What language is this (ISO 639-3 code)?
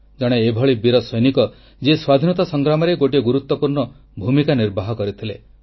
ori